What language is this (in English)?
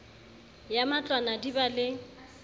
Southern Sotho